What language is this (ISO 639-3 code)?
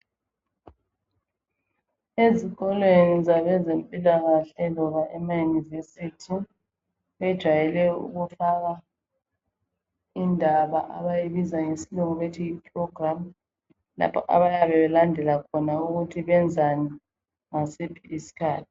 nde